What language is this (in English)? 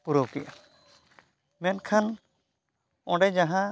Santali